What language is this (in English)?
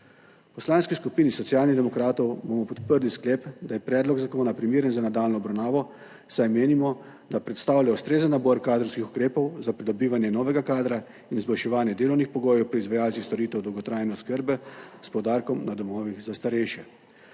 Slovenian